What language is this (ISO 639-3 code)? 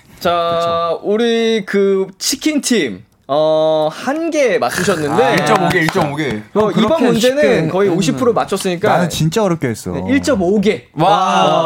kor